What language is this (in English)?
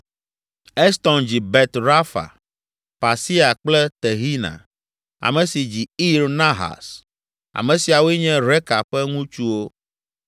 Ewe